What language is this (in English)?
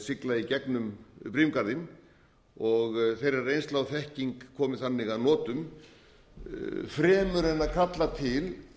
Icelandic